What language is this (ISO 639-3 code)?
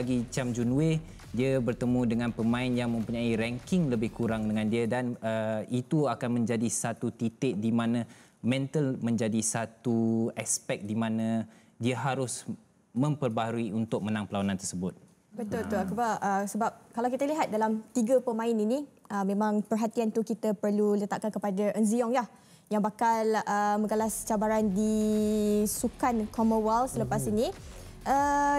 msa